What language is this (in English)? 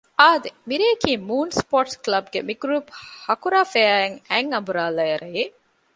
Divehi